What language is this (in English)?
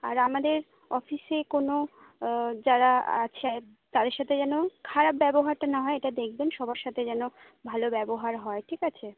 Bangla